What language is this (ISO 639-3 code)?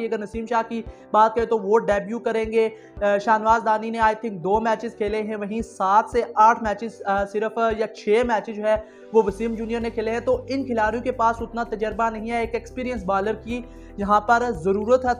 hin